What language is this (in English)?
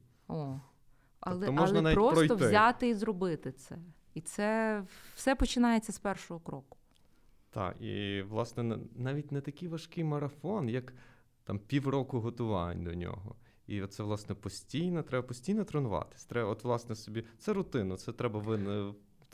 Ukrainian